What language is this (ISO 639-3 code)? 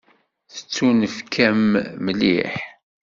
kab